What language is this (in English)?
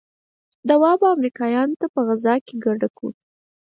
Pashto